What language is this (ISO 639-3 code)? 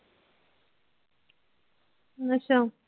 pan